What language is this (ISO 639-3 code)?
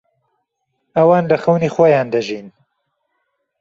ckb